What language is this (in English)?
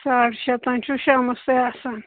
Kashmiri